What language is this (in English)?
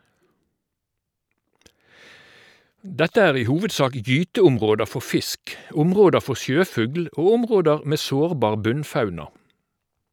Norwegian